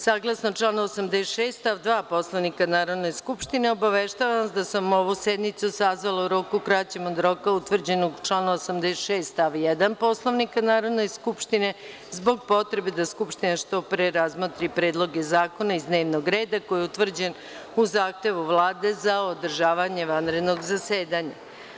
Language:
Serbian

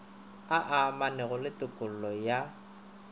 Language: Northern Sotho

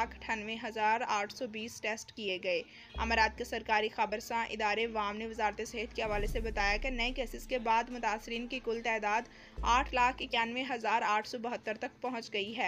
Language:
Hindi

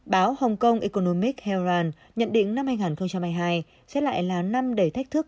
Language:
Vietnamese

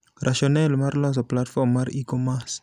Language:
Luo (Kenya and Tanzania)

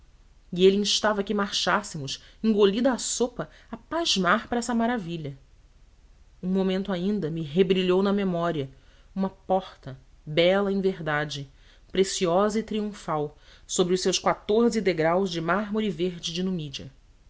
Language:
Portuguese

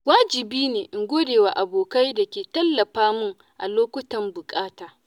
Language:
Hausa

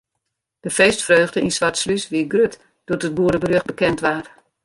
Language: Western Frisian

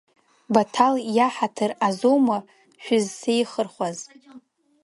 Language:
Abkhazian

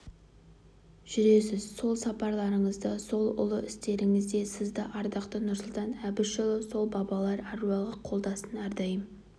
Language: Kazakh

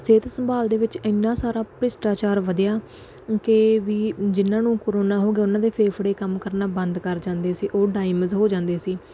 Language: Punjabi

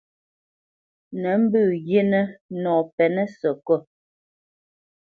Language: Bamenyam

